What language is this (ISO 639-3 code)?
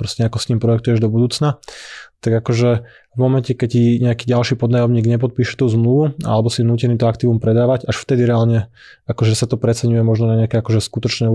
slk